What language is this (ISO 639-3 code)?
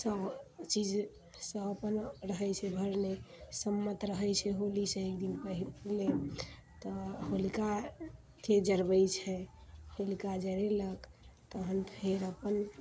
mai